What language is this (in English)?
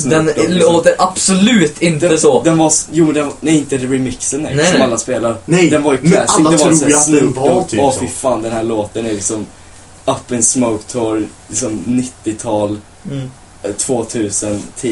Swedish